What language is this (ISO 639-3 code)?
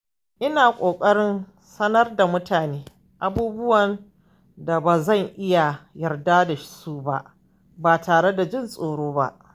hau